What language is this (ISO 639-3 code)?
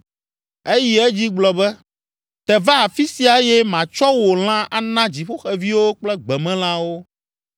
ewe